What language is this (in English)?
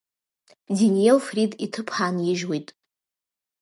Abkhazian